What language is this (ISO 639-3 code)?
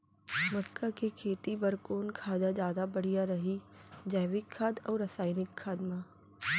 hne